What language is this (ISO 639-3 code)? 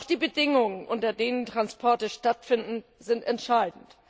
deu